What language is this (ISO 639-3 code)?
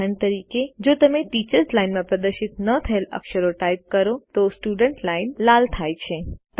guj